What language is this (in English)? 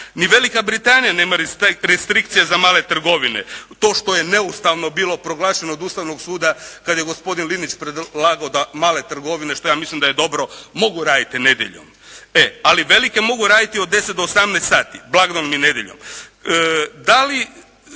Croatian